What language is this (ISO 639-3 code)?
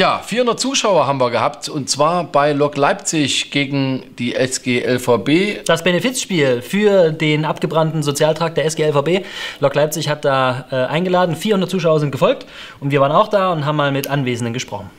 deu